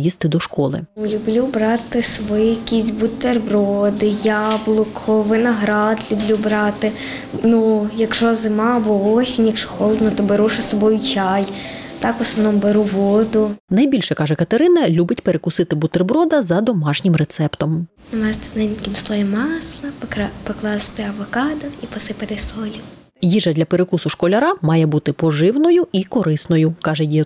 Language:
Ukrainian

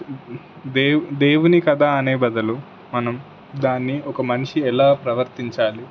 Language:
Telugu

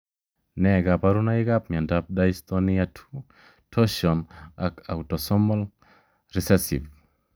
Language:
Kalenjin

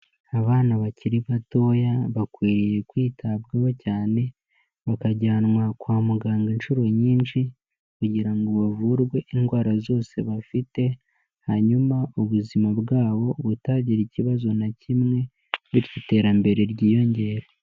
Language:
Kinyarwanda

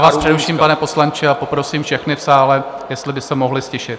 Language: Czech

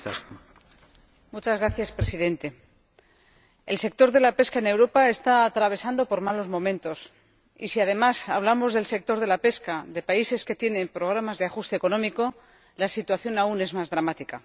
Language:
Spanish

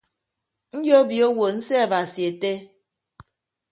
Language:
Ibibio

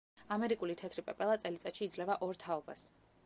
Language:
Georgian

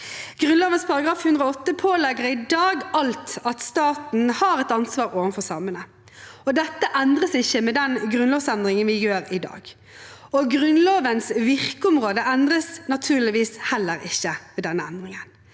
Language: Norwegian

